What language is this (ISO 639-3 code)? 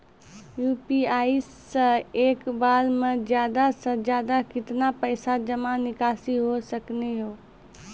mai